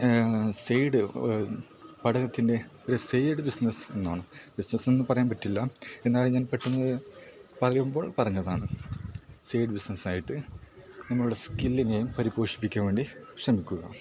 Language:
Malayalam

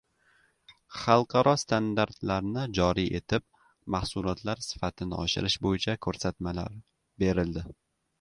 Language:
Uzbek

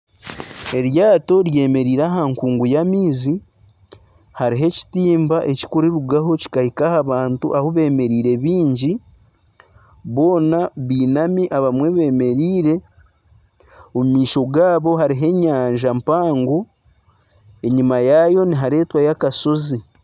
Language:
Nyankole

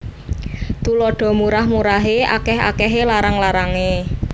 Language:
Javanese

